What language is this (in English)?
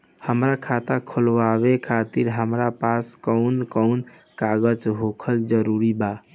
Bhojpuri